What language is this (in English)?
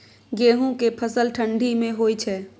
Maithili